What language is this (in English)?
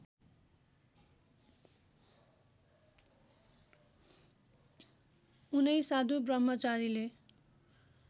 Nepali